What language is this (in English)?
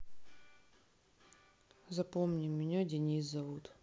Russian